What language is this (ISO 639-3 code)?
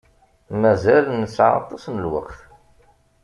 kab